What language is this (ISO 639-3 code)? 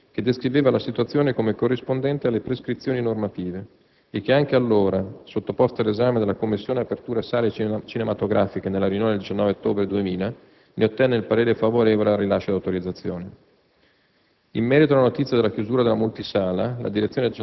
ita